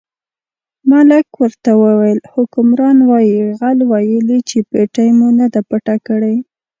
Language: Pashto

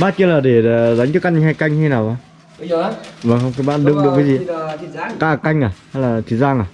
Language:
Vietnamese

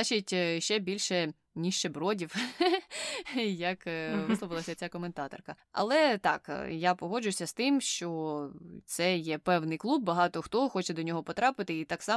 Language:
Ukrainian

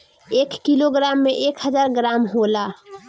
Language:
Bhojpuri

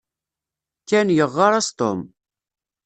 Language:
Kabyle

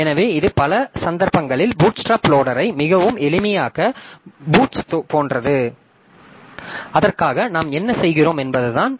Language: Tamil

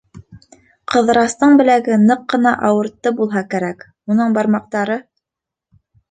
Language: Bashkir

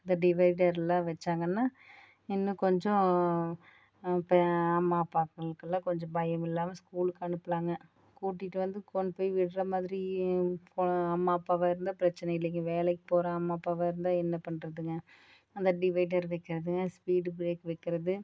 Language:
Tamil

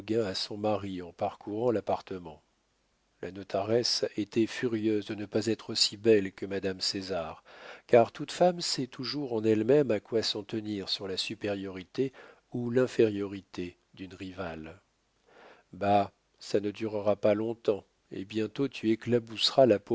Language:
French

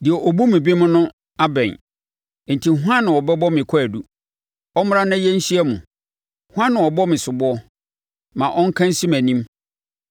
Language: Akan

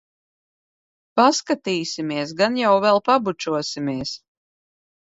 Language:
Latvian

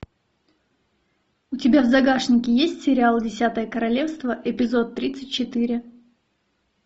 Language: Russian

